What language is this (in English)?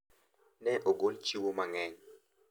Luo (Kenya and Tanzania)